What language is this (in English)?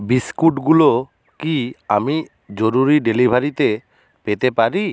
Bangla